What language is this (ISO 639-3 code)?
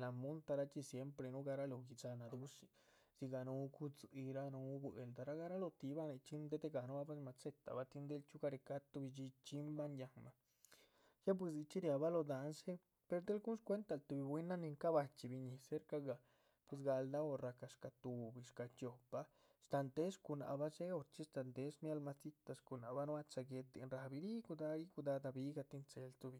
zpv